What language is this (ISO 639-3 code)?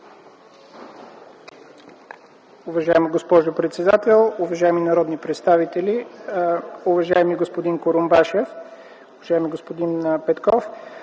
bul